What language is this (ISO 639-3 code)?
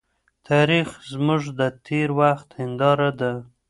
pus